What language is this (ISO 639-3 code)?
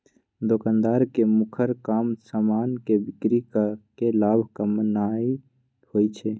mag